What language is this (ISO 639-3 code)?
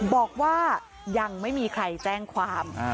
tha